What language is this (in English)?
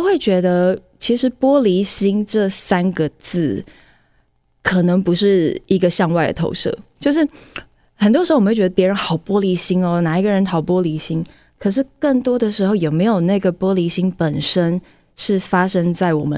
Chinese